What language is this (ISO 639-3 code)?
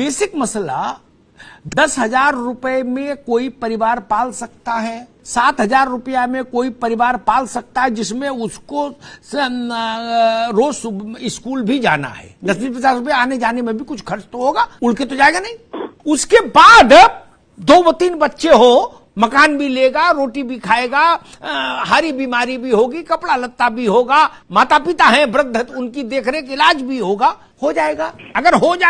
hin